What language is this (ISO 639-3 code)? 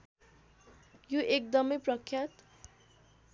nep